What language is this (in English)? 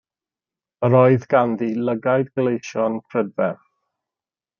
Welsh